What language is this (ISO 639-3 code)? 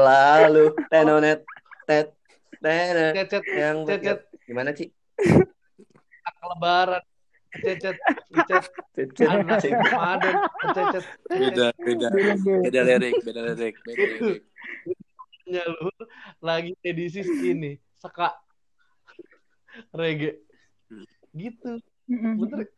ind